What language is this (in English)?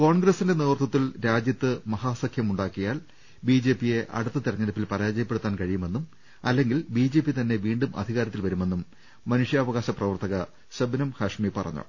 Malayalam